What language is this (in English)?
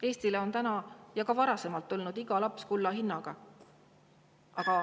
Estonian